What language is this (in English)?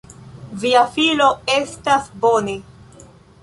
Esperanto